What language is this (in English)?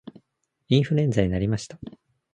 Japanese